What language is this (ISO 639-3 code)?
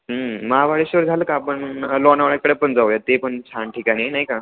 mar